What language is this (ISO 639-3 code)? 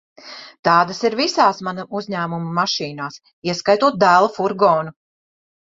lav